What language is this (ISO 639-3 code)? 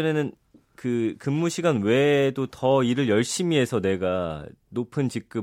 kor